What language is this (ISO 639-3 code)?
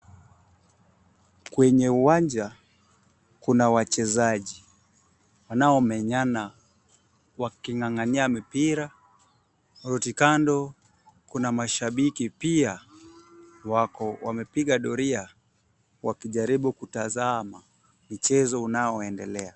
swa